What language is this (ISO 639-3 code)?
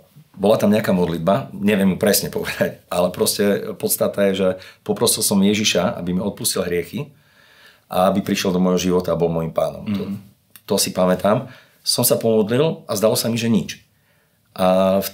slk